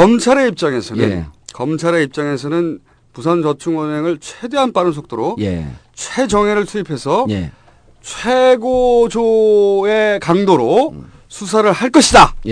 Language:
Korean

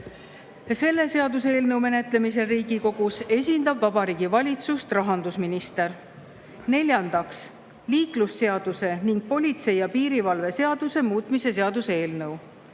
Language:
Estonian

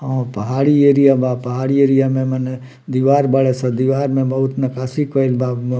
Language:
Bhojpuri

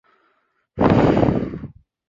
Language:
Chinese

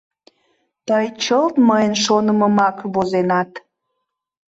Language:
Mari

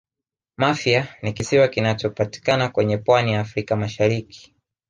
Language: Swahili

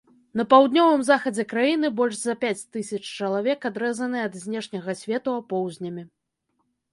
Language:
Belarusian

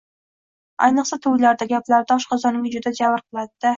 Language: Uzbek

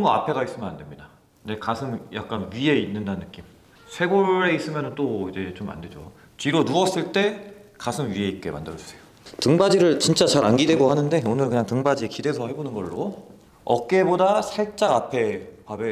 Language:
Korean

